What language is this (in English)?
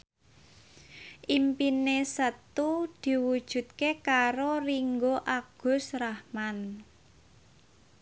Javanese